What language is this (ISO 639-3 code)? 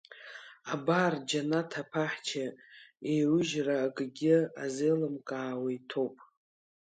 abk